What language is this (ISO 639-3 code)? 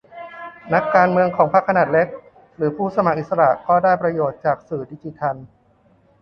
tha